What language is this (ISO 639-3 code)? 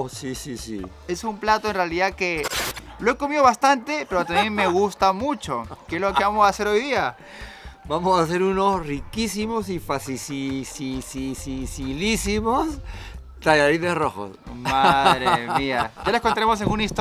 spa